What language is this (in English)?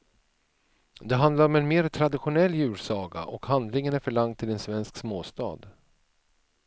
Swedish